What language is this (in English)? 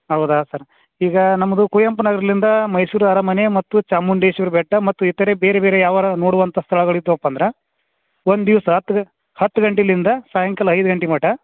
Kannada